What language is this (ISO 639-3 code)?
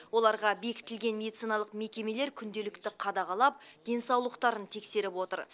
kaz